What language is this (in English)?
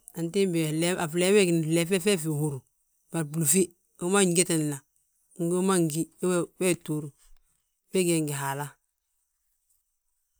Balanta-Ganja